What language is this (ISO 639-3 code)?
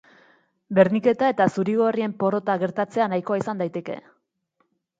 eus